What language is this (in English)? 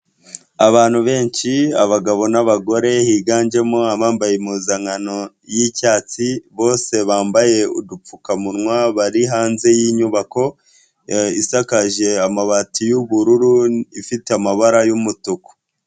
Kinyarwanda